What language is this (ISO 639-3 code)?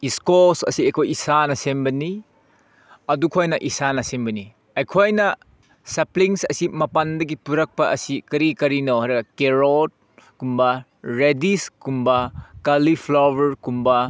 mni